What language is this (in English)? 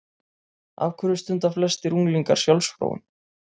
Icelandic